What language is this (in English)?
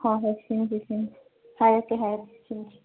Manipuri